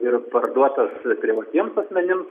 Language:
Lithuanian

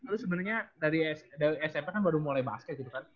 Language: Indonesian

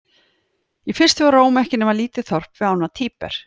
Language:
Icelandic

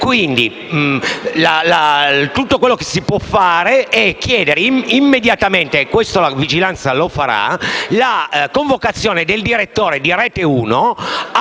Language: Italian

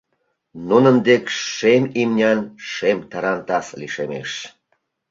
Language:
Mari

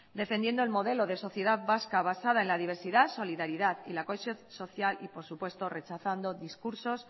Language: Spanish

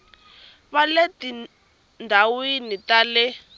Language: Tsonga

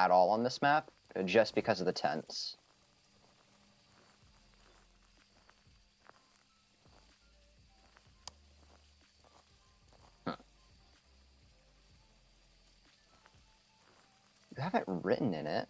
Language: English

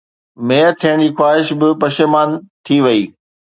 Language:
Sindhi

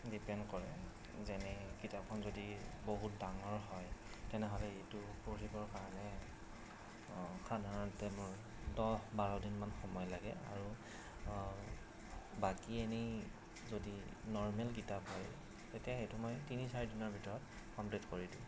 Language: Assamese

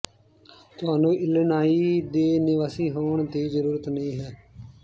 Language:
Punjabi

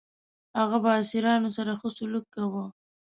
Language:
Pashto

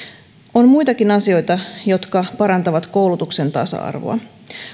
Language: Finnish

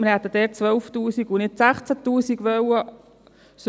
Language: Swiss German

